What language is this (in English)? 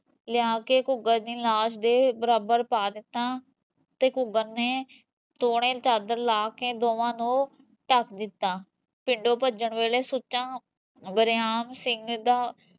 Punjabi